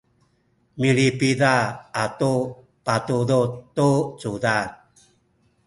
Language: Sakizaya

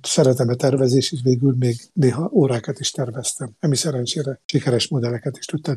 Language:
Hungarian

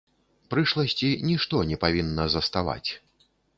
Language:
Belarusian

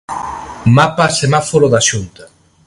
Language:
Galician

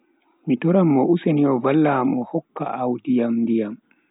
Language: Bagirmi Fulfulde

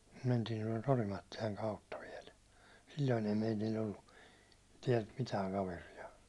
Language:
Finnish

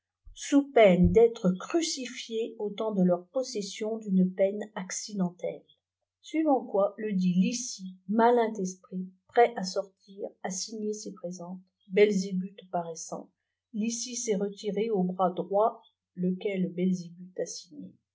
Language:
French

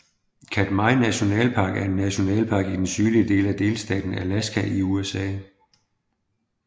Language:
Danish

